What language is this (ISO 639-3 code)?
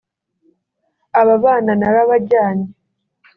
kin